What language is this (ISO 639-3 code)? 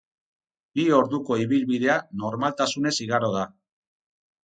eus